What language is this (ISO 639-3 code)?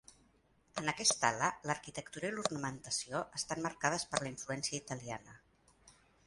cat